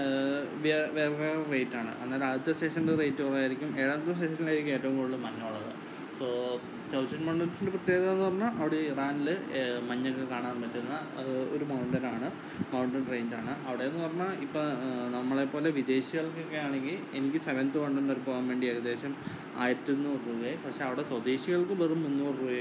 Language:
Malayalam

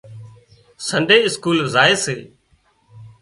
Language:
Wadiyara Koli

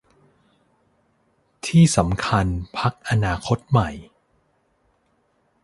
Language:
Thai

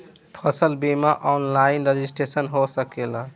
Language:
Bhojpuri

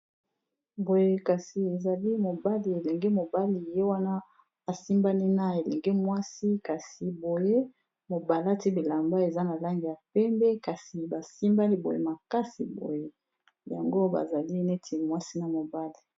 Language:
Lingala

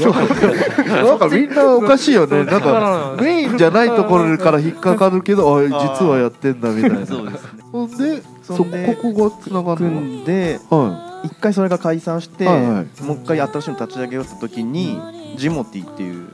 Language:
Japanese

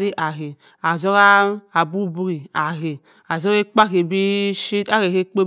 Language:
Cross River Mbembe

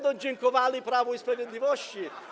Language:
Polish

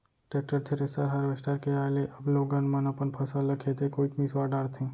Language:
Chhattisgarhi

